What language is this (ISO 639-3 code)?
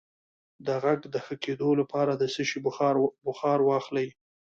pus